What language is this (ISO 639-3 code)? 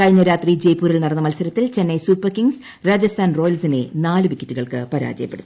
mal